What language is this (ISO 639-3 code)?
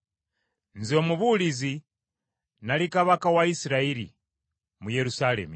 lug